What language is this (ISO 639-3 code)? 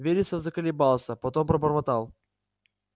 rus